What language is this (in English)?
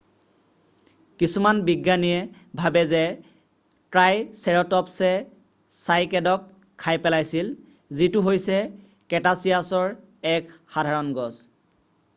Assamese